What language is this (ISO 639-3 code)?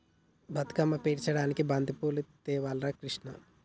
tel